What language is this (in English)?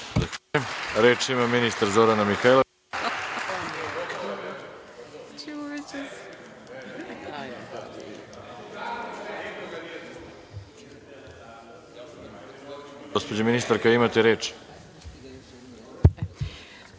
Serbian